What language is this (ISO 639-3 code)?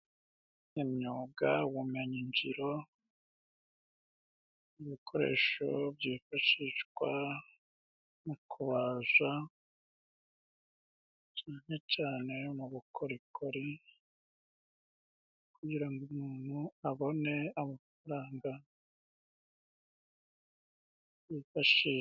kin